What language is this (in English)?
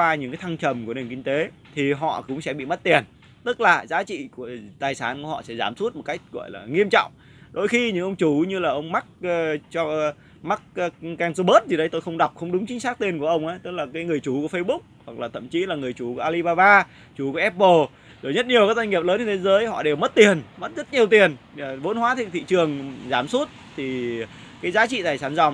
Vietnamese